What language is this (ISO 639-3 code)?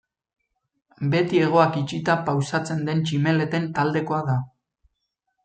eus